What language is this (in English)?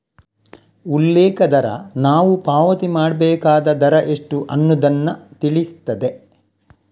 Kannada